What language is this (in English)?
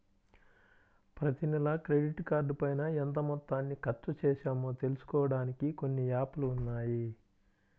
Telugu